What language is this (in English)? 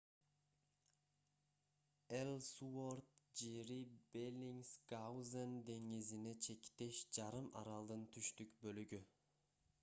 Kyrgyz